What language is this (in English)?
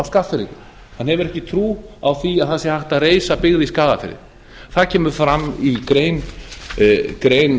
Icelandic